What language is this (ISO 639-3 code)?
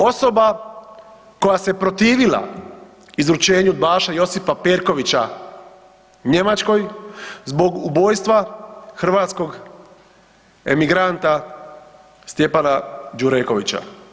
hrv